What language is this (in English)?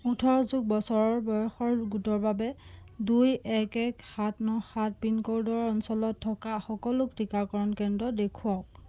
Assamese